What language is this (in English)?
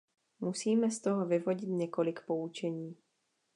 Czech